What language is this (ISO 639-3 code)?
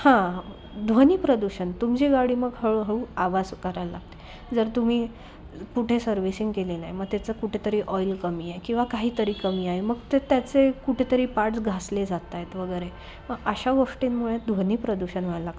mar